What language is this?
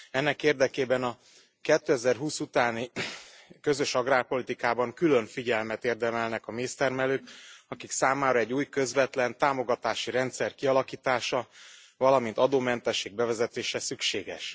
Hungarian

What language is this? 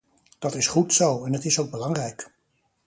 Dutch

